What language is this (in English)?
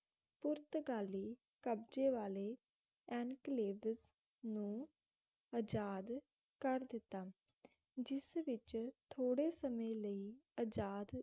Punjabi